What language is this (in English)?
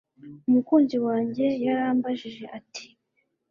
Kinyarwanda